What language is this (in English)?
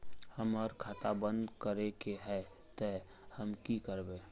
Magahi